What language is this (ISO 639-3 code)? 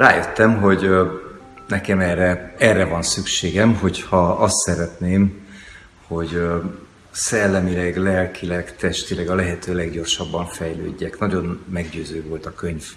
hun